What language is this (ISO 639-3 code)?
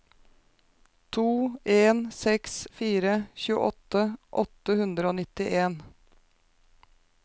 nor